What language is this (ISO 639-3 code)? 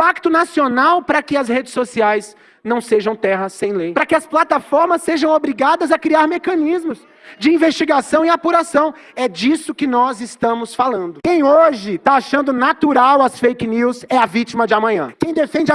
por